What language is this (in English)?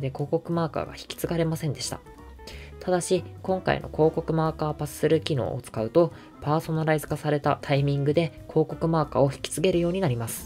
Japanese